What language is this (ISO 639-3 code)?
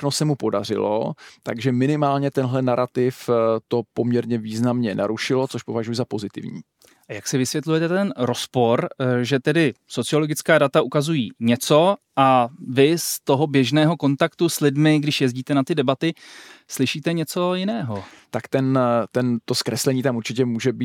ces